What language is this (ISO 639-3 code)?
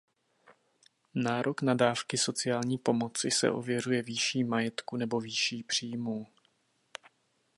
ces